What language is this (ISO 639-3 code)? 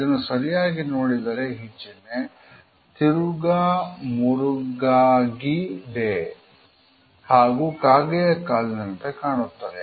kan